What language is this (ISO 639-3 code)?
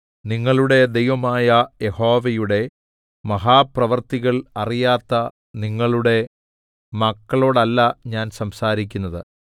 mal